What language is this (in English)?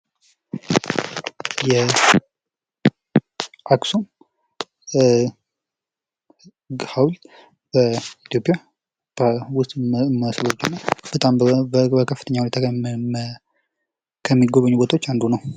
Amharic